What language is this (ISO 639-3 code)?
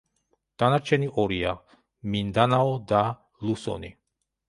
kat